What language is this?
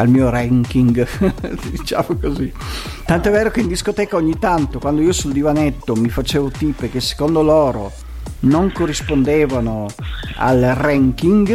Italian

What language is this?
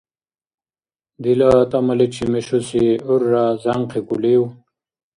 Dargwa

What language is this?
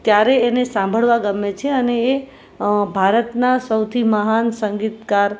Gujarati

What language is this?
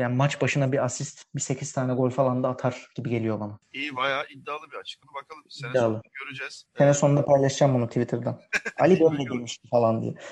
Turkish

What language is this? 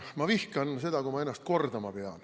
Estonian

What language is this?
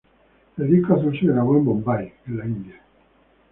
Spanish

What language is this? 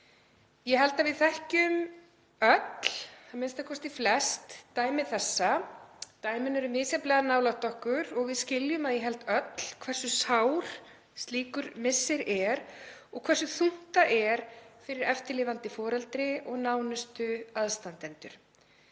Icelandic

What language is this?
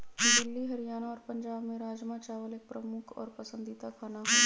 Magahi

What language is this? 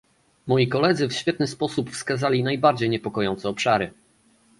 Polish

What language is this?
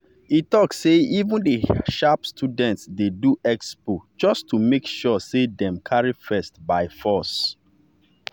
Nigerian Pidgin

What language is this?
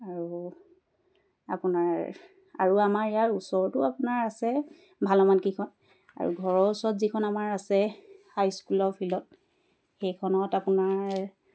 Assamese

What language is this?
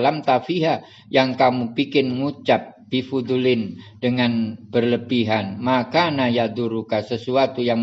Indonesian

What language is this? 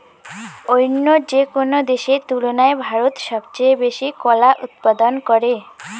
Bangla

